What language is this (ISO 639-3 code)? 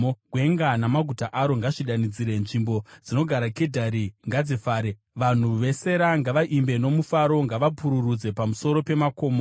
sna